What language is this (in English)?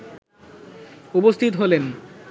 Bangla